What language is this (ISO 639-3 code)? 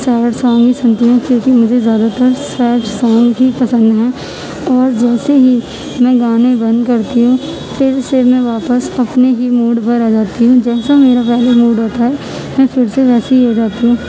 urd